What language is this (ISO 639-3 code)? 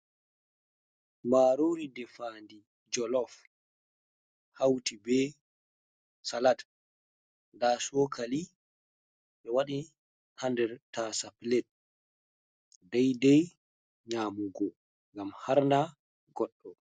ful